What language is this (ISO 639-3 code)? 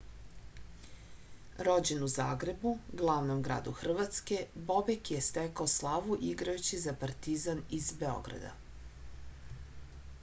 srp